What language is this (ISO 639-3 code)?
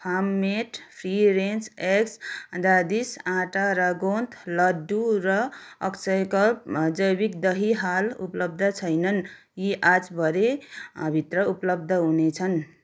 nep